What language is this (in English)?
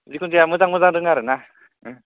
Bodo